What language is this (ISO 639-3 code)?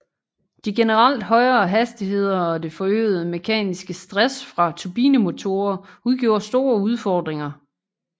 dan